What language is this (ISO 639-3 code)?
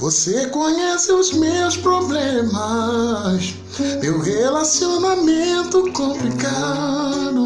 por